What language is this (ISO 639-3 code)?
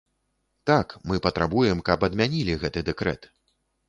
bel